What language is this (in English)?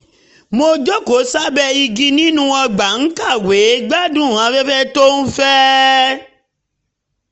Yoruba